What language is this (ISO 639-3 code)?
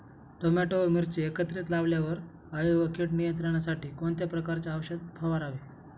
mar